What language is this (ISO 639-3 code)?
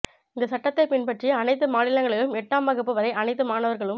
tam